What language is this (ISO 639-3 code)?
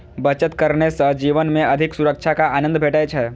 mai